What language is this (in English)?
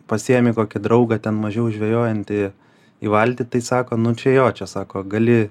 Lithuanian